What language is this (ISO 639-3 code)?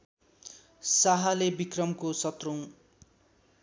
nep